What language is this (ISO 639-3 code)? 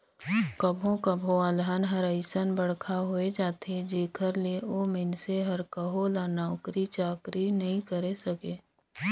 hne